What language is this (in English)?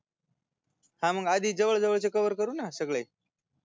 Marathi